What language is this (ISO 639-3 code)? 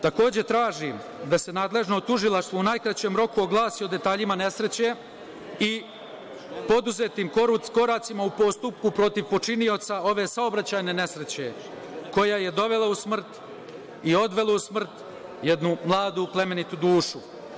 srp